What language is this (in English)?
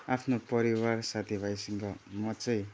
Nepali